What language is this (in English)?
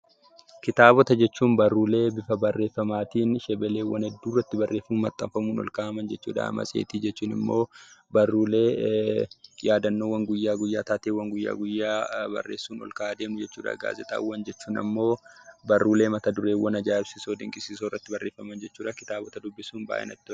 Oromo